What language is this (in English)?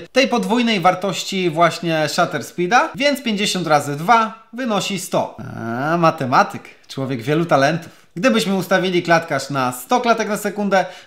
Polish